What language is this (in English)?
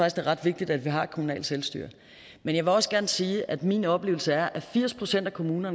Danish